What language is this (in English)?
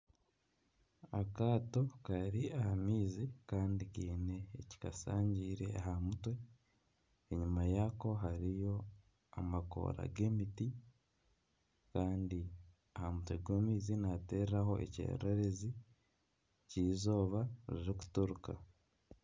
Nyankole